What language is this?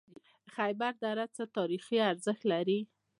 Pashto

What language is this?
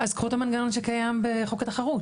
Hebrew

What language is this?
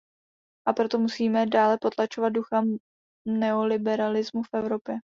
Czech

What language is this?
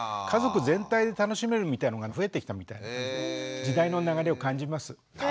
Japanese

